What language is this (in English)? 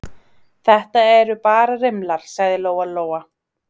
Icelandic